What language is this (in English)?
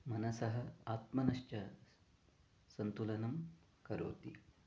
Sanskrit